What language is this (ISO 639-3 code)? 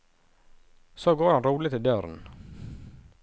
nor